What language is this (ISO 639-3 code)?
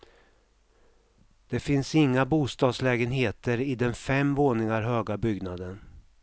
swe